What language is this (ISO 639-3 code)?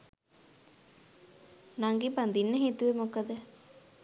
sin